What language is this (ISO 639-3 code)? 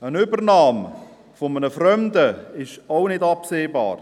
gsw